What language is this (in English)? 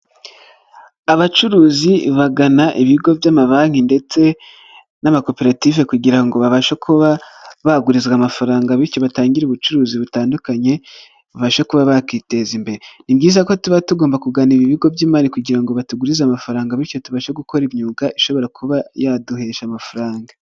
Kinyarwanda